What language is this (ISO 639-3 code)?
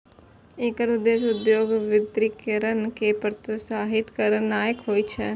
mai